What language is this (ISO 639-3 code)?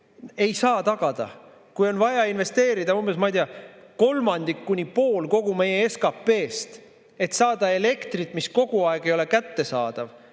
est